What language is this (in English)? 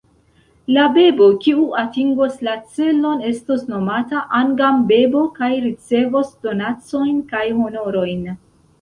Esperanto